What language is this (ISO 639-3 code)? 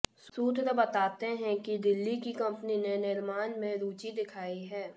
hin